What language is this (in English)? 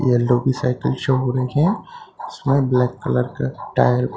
Hindi